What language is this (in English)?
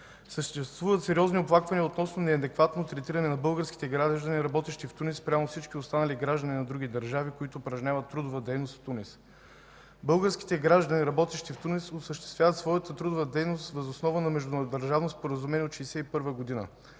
Bulgarian